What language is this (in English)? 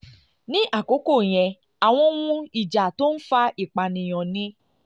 Yoruba